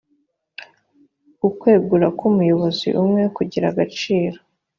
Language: Kinyarwanda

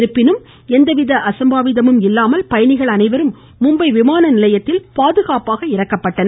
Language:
Tamil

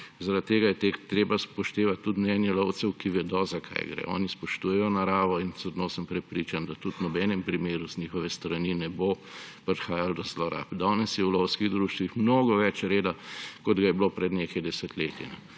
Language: Slovenian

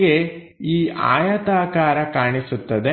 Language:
Kannada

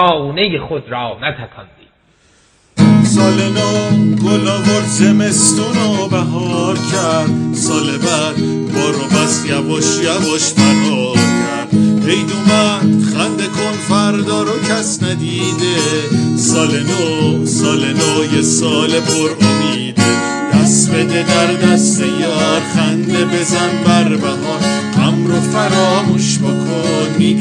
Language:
Persian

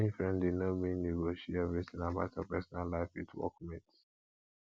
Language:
Nigerian Pidgin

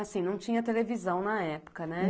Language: Portuguese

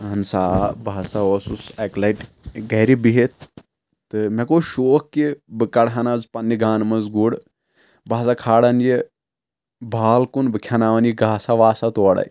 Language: Kashmiri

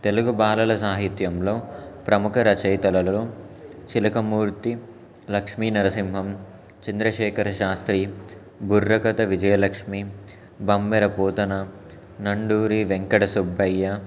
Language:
Telugu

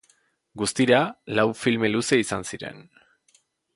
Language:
Basque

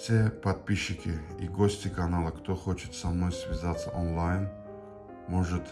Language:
Russian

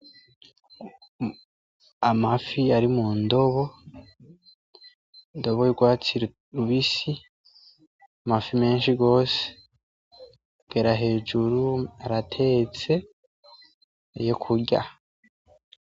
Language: Rundi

